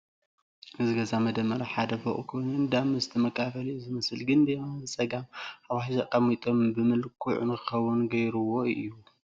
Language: Tigrinya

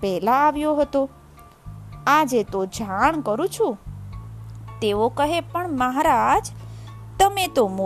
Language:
Gujarati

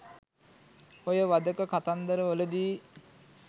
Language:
Sinhala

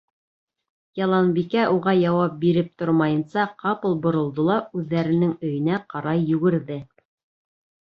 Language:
Bashkir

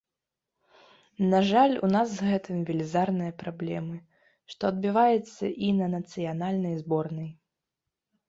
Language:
Belarusian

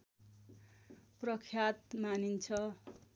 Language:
Nepali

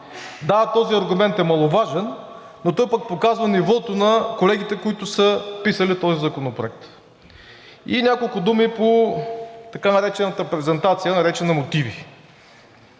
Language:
Bulgarian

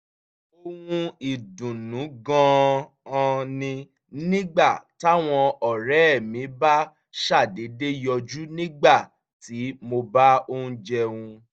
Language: Yoruba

